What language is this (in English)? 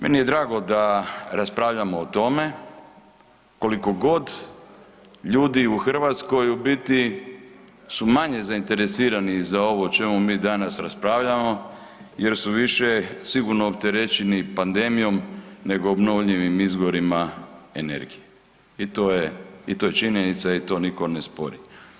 Croatian